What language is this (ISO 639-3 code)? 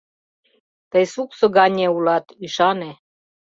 chm